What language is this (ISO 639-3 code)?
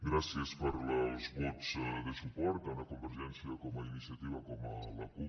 cat